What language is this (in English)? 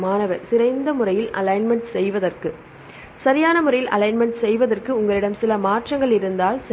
Tamil